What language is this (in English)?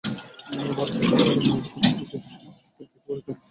Bangla